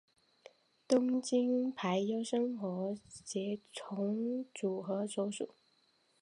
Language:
Chinese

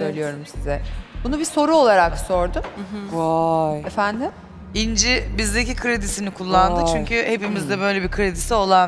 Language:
Turkish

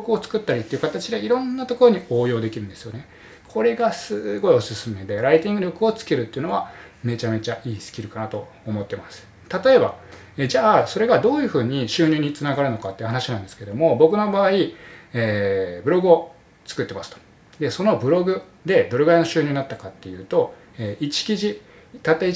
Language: Japanese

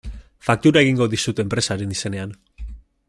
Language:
Basque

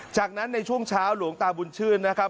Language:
Thai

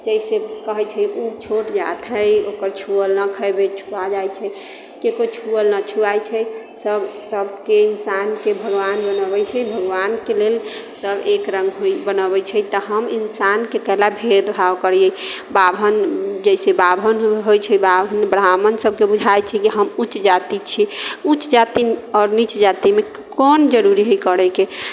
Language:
Maithili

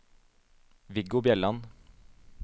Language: Norwegian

